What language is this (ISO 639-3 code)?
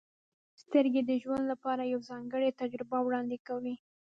pus